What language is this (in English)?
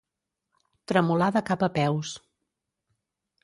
Catalan